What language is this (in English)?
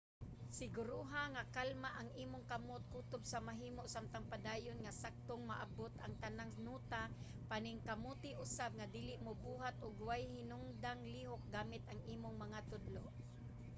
Cebuano